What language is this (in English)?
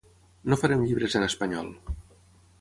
Catalan